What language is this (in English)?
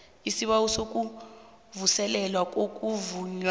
South Ndebele